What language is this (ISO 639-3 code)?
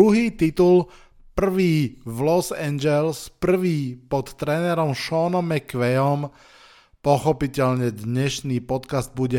slk